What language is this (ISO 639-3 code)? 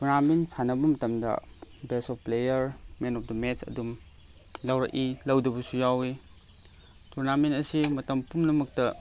mni